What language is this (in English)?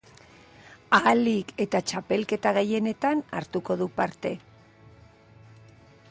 Basque